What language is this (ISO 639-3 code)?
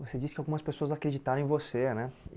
por